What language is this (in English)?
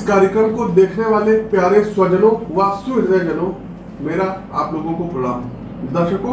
Hindi